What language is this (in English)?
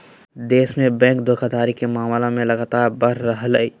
Magahi